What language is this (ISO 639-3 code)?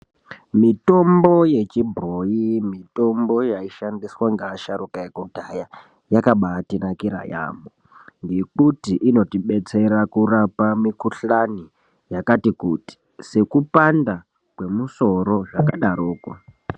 ndc